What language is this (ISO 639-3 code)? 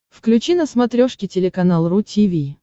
rus